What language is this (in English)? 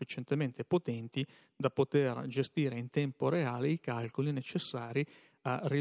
Italian